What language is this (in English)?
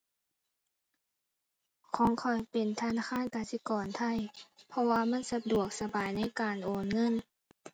Thai